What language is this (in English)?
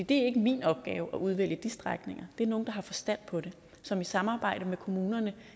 Danish